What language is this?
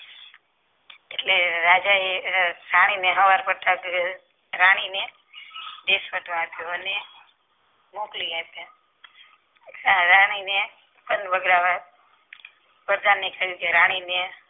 Gujarati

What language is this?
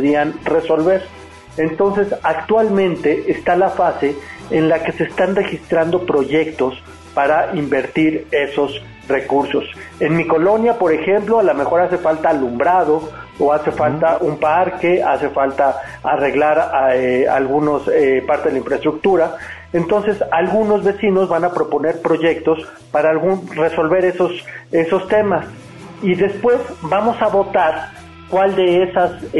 Spanish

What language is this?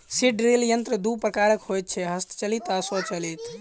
Maithili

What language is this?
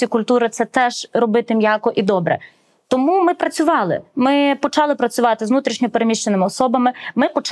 Ukrainian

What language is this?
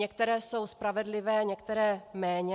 Czech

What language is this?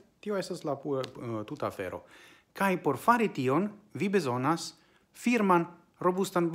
Italian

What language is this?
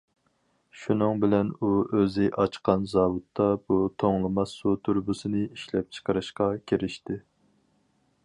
Uyghur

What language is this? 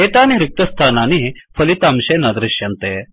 Sanskrit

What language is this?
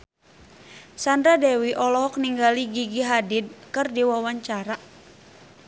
Sundanese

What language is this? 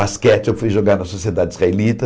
Portuguese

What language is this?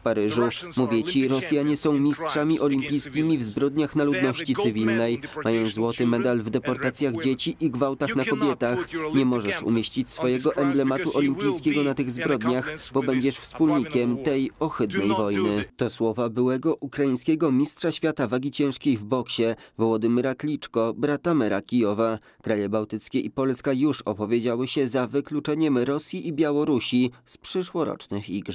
Polish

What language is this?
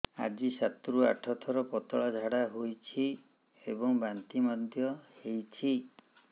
Odia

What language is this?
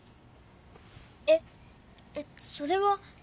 Japanese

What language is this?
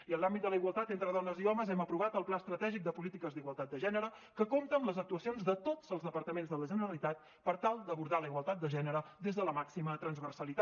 Catalan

